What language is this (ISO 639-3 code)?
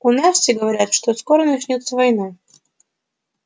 rus